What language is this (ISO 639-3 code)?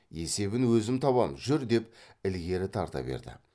kaz